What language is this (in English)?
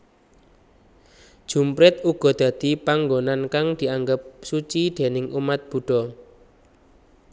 Javanese